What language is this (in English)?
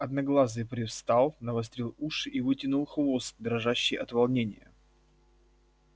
Russian